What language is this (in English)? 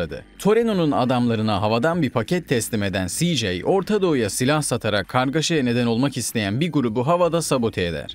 Turkish